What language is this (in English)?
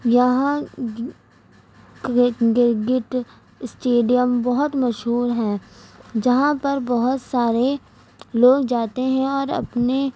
Urdu